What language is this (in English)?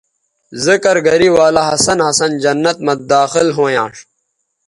Bateri